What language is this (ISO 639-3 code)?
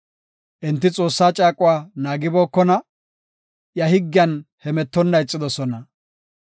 gof